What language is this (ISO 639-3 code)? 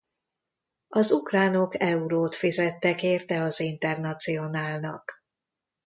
hun